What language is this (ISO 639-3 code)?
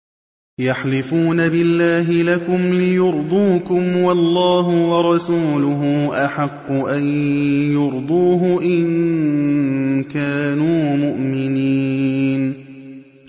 ara